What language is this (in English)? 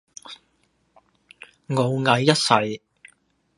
Cantonese